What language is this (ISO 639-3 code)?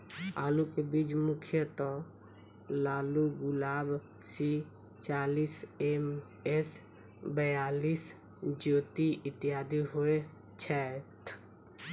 mai